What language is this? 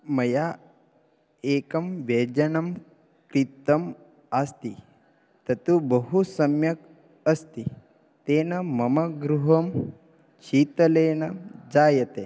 Sanskrit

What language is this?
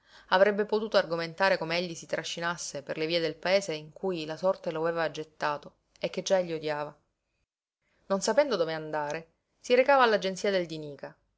Italian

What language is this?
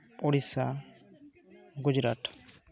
Santali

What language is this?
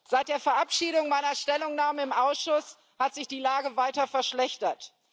German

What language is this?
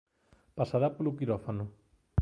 Galician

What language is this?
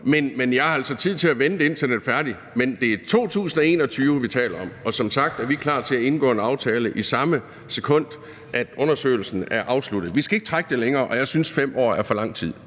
Danish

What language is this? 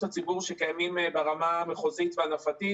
Hebrew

